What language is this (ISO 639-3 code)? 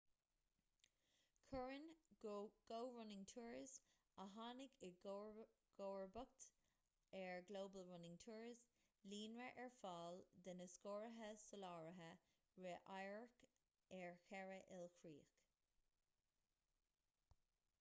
gle